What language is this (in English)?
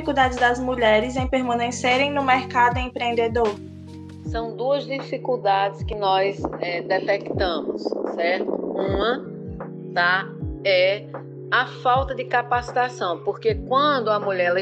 Portuguese